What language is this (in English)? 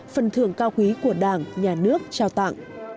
Vietnamese